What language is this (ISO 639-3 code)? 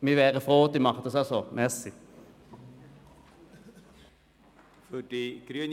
gsw